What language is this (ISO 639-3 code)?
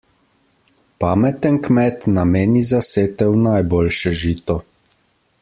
slv